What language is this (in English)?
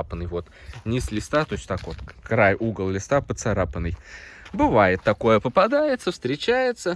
Russian